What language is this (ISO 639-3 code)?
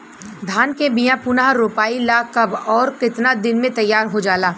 bho